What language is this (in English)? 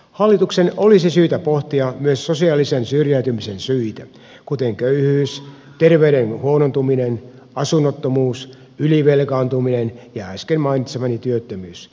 Finnish